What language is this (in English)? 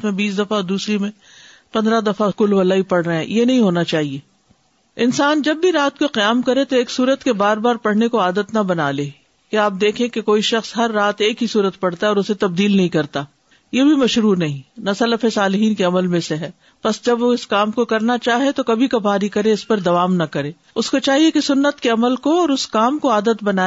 Urdu